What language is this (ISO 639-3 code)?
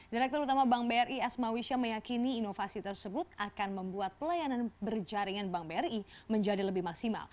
ind